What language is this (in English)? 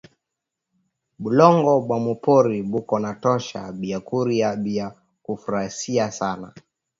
Swahili